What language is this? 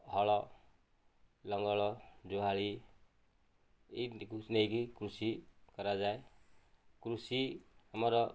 Odia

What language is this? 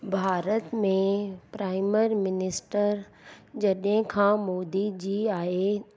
Sindhi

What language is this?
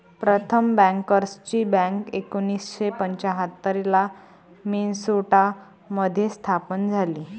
Marathi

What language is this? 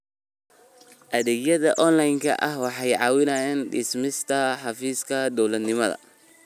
Somali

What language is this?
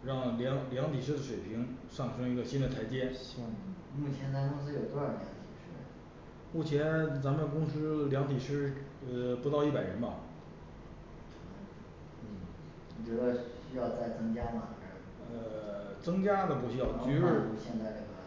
Chinese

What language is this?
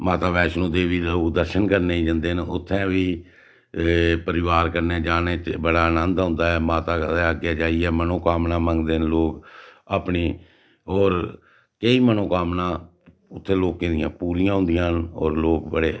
Dogri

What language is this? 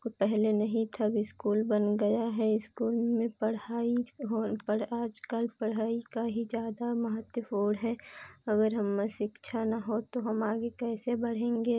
Hindi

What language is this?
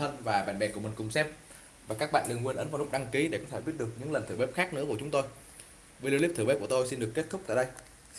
Vietnamese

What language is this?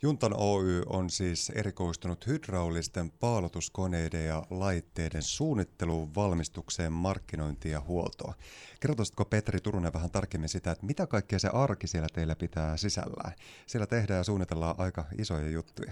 Finnish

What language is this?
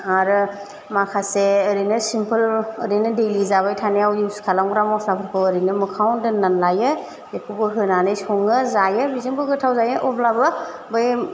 Bodo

